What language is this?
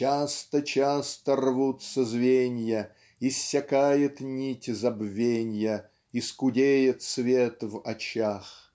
Russian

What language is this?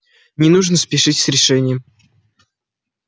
Russian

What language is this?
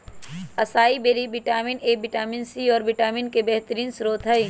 Magahi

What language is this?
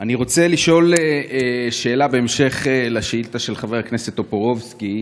Hebrew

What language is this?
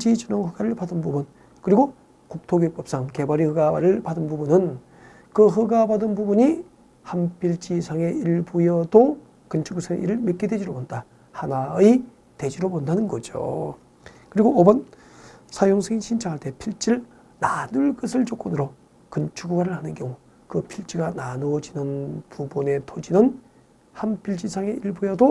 Korean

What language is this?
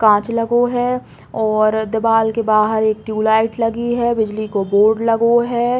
Bundeli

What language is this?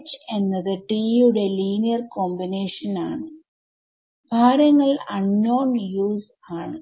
Malayalam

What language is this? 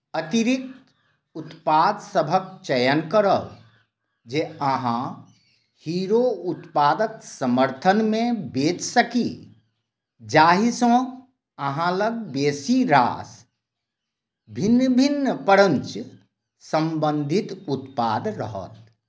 Maithili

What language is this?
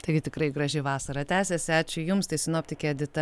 Lithuanian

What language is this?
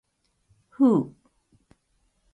Japanese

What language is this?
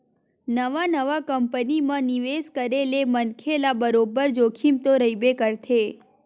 Chhattisgarhi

